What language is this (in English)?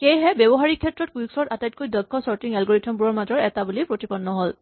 Assamese